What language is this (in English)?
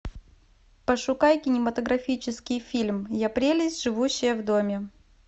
Russian